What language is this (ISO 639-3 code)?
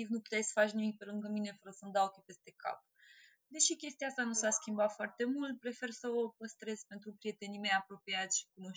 ron